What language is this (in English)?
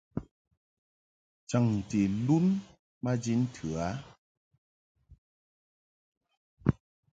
Mungaka